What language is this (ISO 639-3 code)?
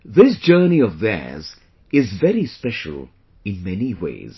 eng